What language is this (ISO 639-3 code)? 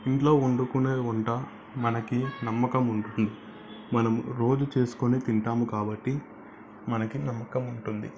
tel